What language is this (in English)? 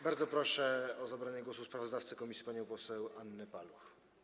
Polish